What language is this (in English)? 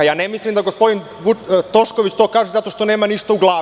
Serbian